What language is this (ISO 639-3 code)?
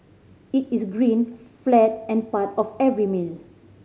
eng